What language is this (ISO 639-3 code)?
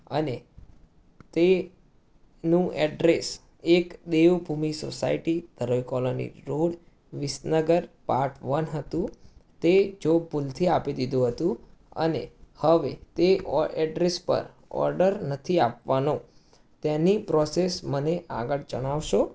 guj